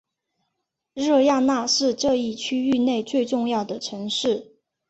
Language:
Chinese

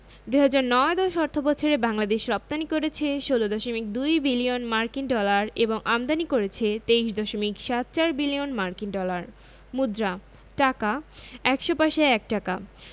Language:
Bangla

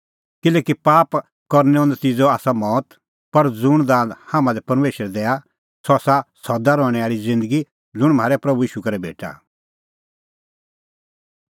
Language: Kullu Pahari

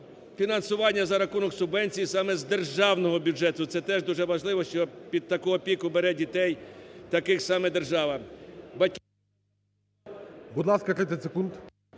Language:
Ukrainian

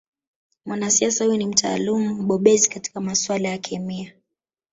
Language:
Swahili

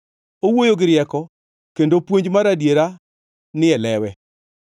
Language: Luo (Kenya and Tanzania)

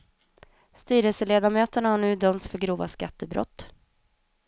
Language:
Swedish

